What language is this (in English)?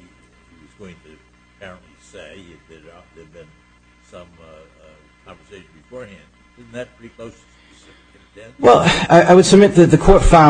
English